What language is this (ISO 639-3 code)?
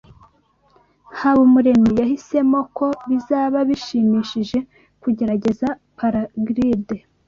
kin